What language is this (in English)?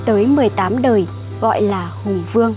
Vietnamese